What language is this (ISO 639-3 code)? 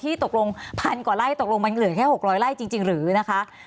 tha